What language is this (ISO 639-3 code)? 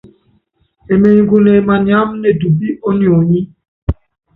yav